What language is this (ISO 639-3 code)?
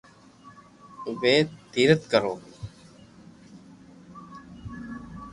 lrk